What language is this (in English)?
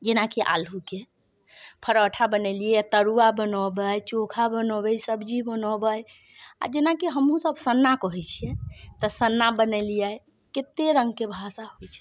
Maithili